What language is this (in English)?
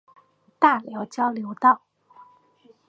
Chinese